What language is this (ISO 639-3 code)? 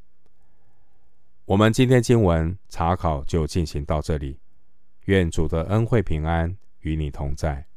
zho